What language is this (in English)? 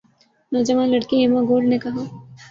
Urdu